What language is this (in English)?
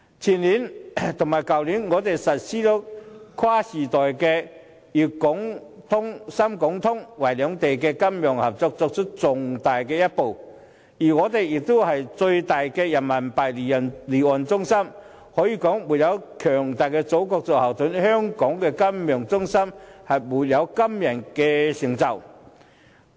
Cantonese